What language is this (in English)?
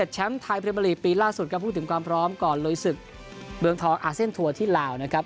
Thai